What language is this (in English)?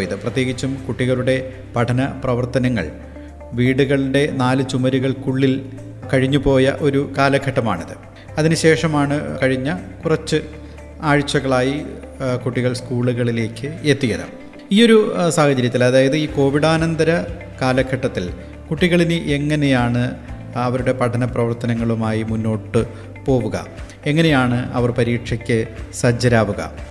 Malayalam